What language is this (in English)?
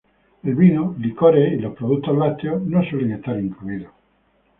Spanish